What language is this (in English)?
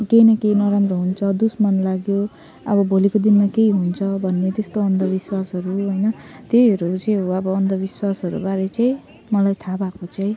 Nepali